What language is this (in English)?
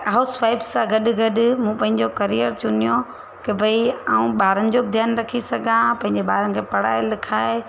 Sindhi